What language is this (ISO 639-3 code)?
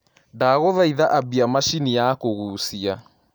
kik